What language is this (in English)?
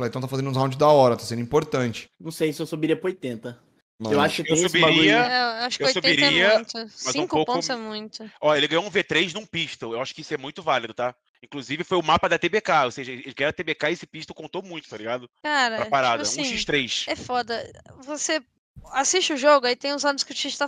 Portuguese